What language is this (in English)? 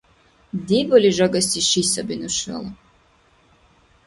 Dargwa